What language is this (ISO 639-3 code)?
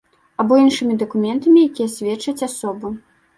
bel